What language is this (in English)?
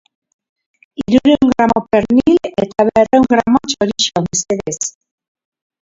Basque